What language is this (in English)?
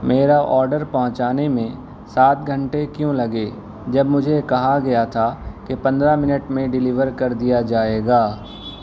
Urdu